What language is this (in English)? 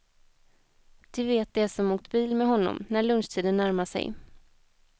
Swedish